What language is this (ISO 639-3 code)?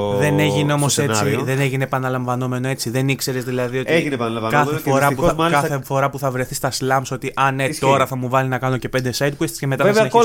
ell